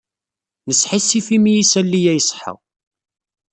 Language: Kabyle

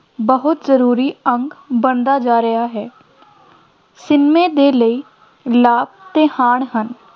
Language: Punjabi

